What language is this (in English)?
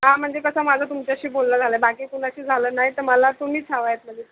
Marathi